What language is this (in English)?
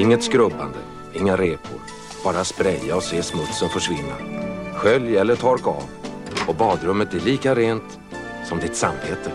Swedish